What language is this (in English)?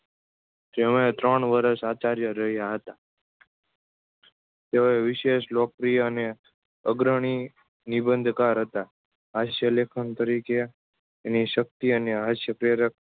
Gujarati